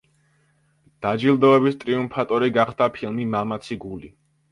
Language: Georgian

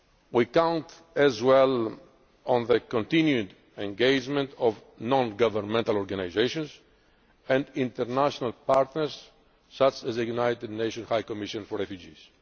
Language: English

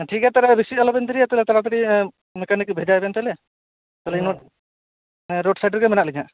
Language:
Santali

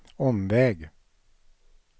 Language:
Swedish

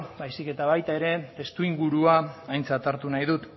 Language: Basque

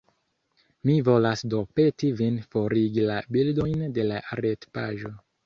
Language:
Esperanto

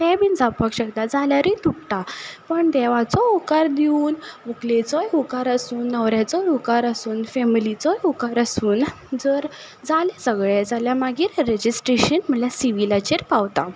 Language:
Konkani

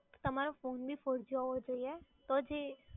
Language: Gujarati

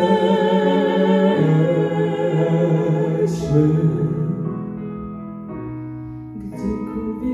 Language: Romanian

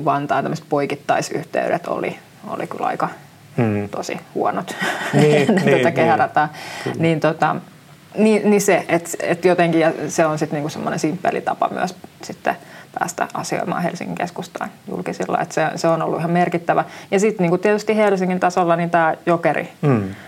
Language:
Finnish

